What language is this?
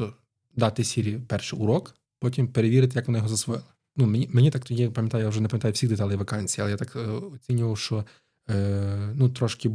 Ukrainian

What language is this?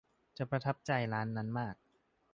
Thai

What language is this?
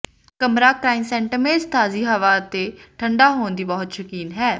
Punjabi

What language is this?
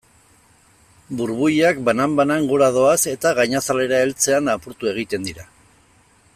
Basque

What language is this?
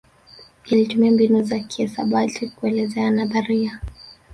Swahili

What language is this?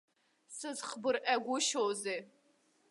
Abkhazian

